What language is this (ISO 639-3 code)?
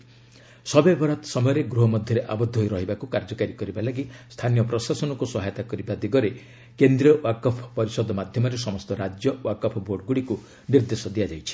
ori